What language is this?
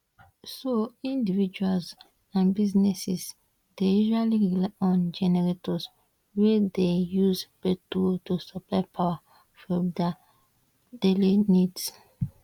Nigerian Pidgin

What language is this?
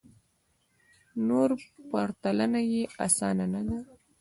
Pashto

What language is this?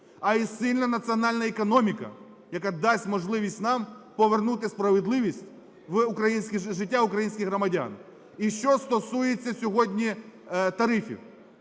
Ukrainian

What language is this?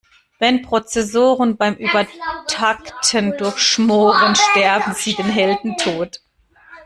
German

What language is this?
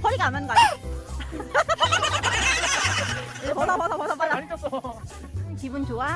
Korean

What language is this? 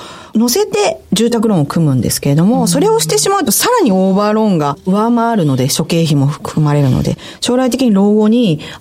Japanese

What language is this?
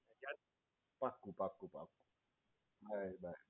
Gujarati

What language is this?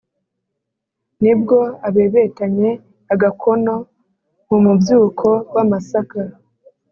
Kinyarwanda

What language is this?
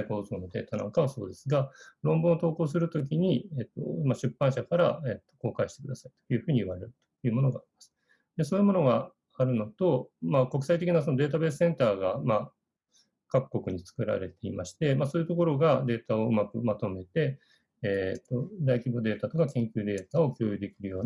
Japanese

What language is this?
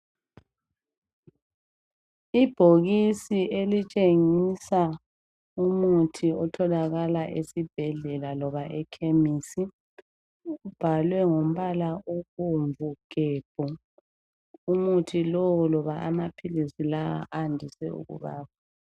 North Ndebele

